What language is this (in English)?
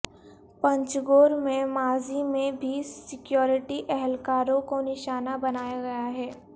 Urdu